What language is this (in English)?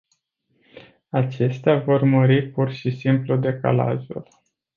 Romanian